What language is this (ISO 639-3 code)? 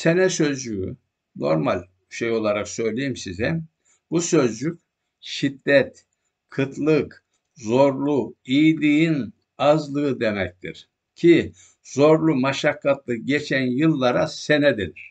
tur